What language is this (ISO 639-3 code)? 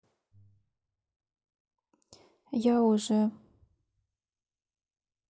rus